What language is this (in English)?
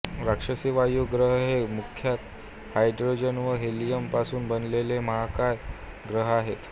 Marathi